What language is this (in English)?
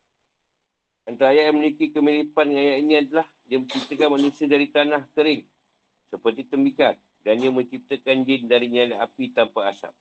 Malay